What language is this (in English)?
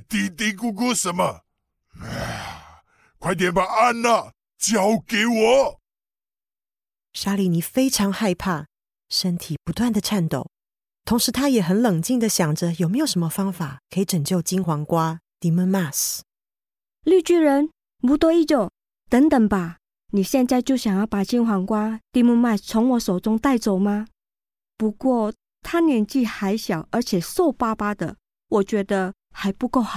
Chinese